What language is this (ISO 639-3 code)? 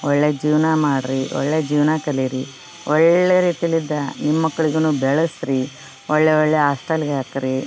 kan